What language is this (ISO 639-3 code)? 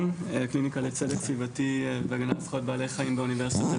heb